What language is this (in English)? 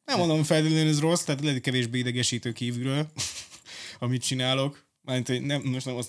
Hungarian